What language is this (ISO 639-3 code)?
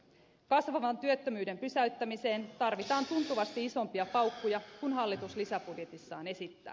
fin